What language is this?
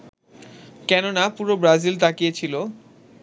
Bangla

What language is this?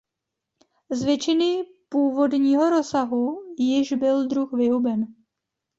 Czech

